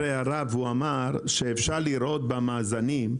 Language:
Hebrew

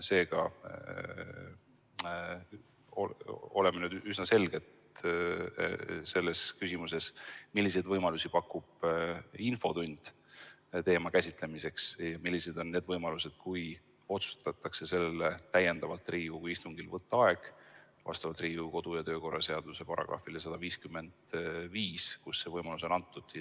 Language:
Estonian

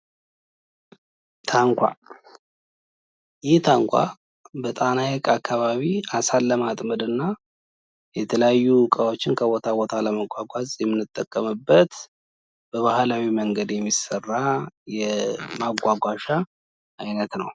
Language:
Amharic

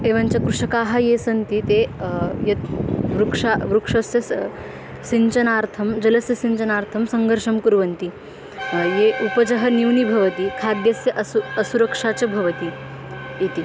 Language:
Sanskrit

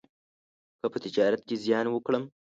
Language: Pashto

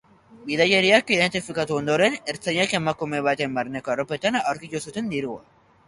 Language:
Basque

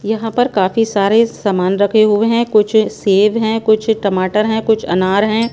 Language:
Hindi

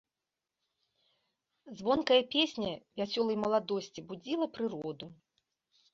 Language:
Belarusian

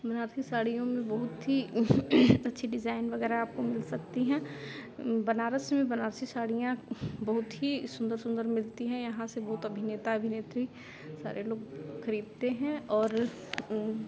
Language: Hindi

